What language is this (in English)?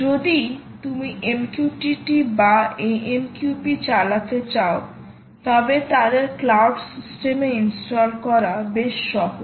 Bangla